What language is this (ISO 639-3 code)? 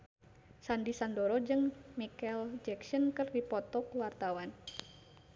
sun